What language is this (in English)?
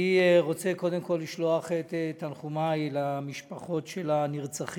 Hebrew